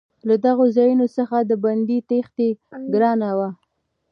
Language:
Pashto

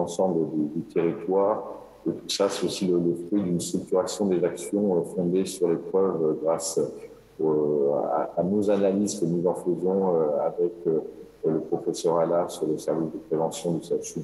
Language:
French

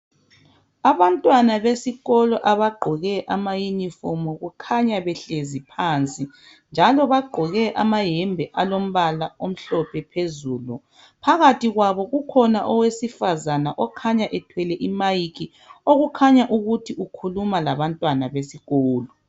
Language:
North Ndebele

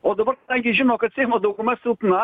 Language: Lithuanian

